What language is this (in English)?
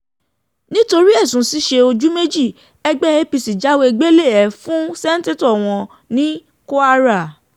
Yoruba